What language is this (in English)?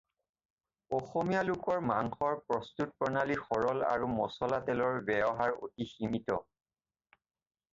Assamese